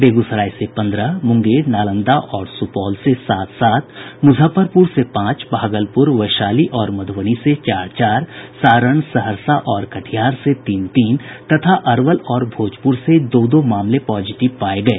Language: Hindi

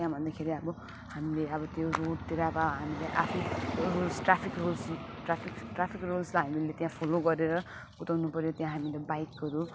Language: Nepali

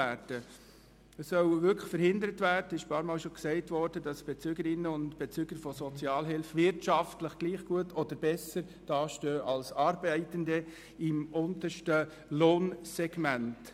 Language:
Swiss German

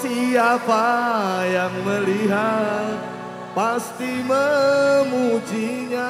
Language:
Indonesian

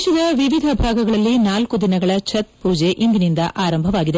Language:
Kannada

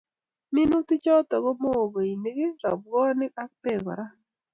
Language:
Kalenjin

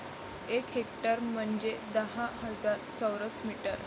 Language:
Marathi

